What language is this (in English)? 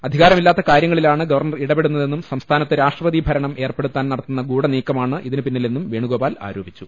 Malayalam